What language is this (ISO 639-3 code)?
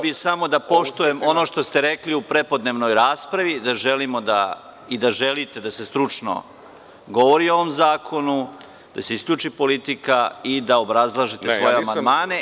srp